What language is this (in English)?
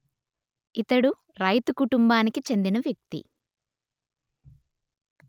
Telugu